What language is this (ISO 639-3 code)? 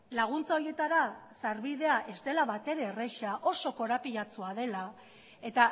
eus